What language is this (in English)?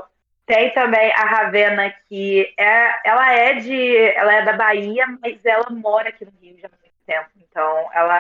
Portuguese